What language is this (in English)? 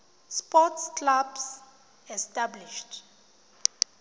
Tswana